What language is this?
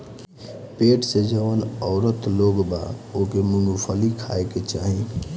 Bhojpuri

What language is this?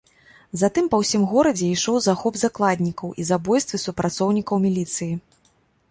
Belarusian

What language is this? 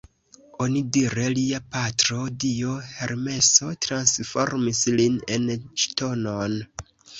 Esperanto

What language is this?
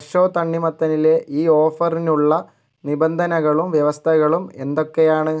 Malayalam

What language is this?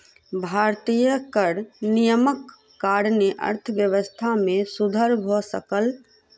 Maithili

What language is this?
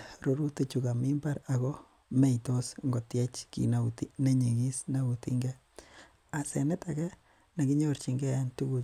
Kalenjin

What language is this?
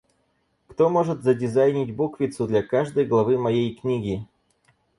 Russian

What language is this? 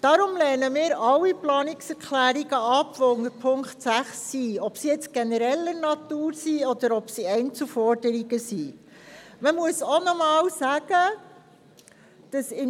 Swiss German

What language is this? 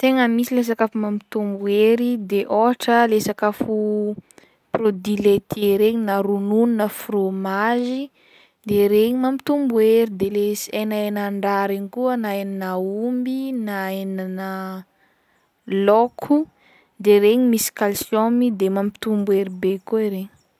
Northern Betsimisaraka Malagasy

